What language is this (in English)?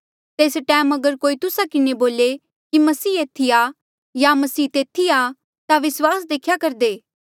Mandeali